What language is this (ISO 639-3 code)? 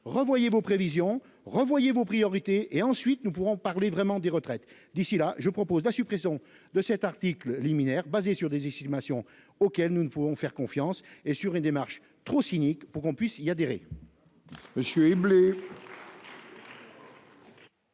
fra